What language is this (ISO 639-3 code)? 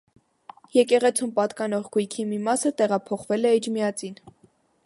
hye